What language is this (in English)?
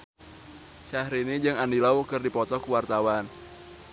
Sundanese